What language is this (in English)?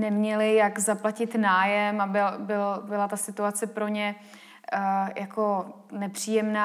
Czech